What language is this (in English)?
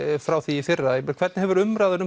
Icelandic